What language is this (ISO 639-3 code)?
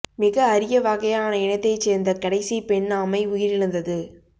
tam